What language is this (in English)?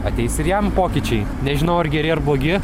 Lithuanian